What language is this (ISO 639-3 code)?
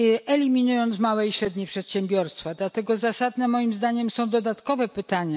pol